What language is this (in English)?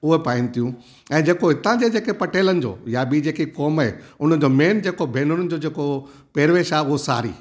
Sindhi